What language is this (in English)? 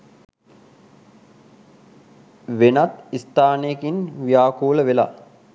Sinhala